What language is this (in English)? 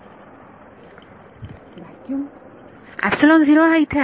Marathi